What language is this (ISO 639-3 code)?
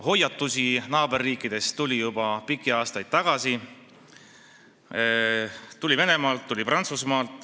est